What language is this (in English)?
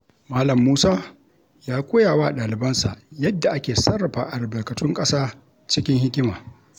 Hausa